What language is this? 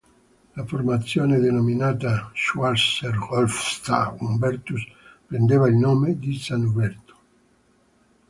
Italian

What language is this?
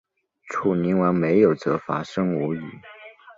Chinese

